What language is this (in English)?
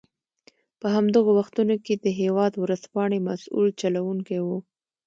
Pashto